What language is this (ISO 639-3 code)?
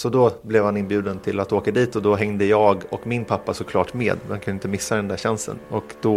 swe